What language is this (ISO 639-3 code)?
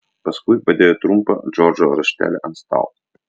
lit